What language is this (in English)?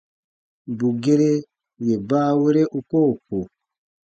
Baatonum